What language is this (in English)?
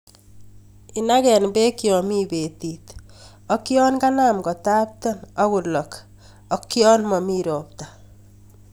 Kalenjin